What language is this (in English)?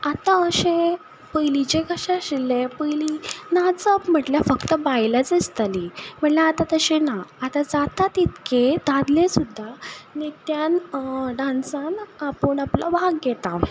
Konkani